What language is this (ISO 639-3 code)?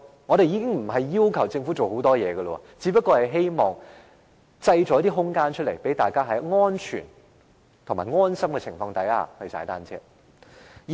yue